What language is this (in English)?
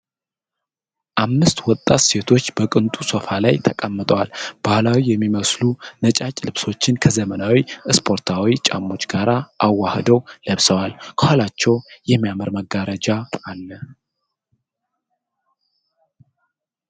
Amharic